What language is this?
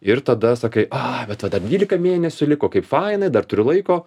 Lithuanian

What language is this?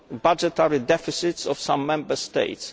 English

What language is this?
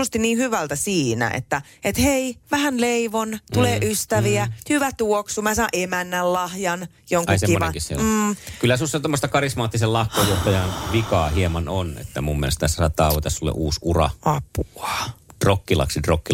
Finnish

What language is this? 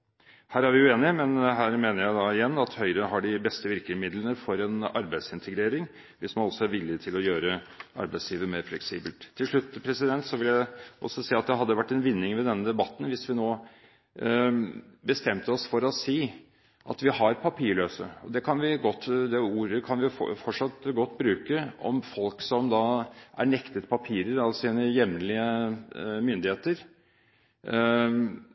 Norwegian Bokmål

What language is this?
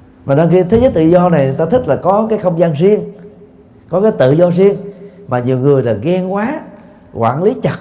Vietnamese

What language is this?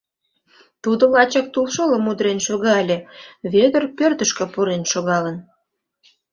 Mari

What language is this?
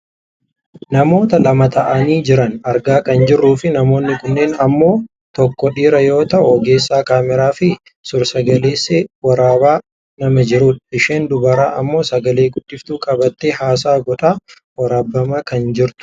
Oromo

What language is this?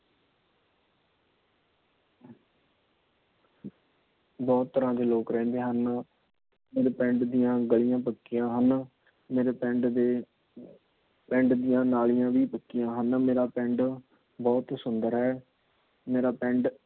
Punjabi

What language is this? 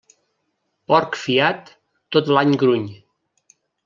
Catalan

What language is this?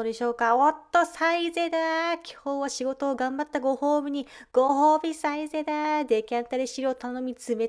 Japanese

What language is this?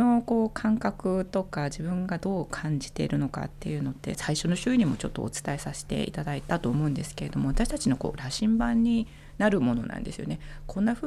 Japanese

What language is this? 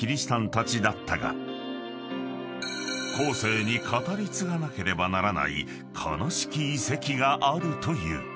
Japanese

